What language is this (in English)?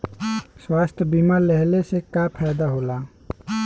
Bhojpuri